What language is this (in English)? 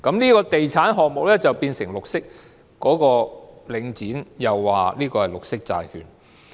Cantonese